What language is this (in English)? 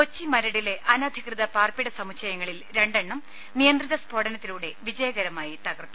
Malayalam